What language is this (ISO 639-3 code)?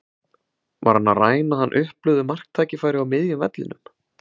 isl